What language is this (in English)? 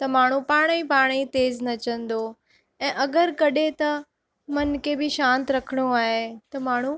Sindhi